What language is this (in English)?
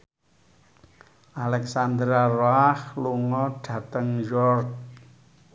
Javanese